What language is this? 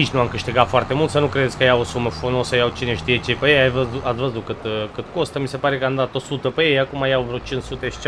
Romanian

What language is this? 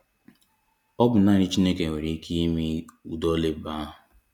Igbo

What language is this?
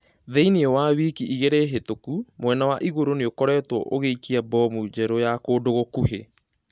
Kikuyu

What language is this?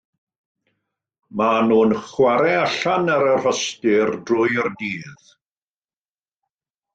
Welsh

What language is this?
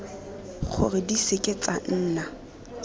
Tswana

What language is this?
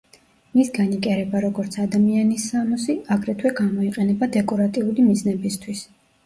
Georgian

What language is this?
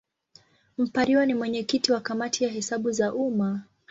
Swahili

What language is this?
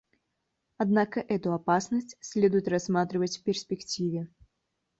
Russian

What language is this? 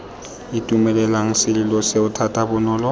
Tswana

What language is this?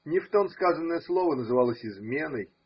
Russian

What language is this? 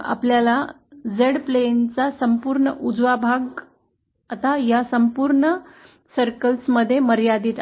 Marathi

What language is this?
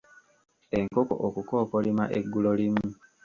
Ganda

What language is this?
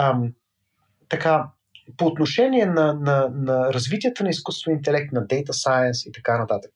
Bulgarian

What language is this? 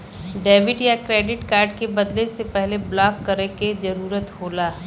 Bhojpuri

